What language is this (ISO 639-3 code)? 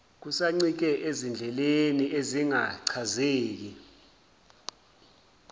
zul